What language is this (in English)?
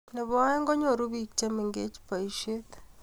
Kalenjin